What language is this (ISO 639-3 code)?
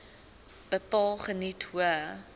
afr